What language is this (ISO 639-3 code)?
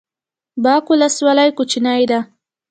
pus